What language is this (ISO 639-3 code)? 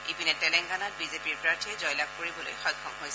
asm